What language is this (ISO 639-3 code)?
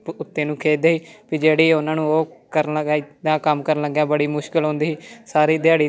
pan